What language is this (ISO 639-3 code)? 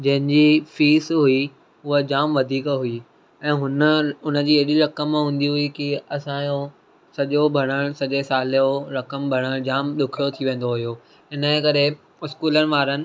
snd